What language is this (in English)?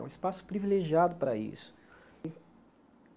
Portuguese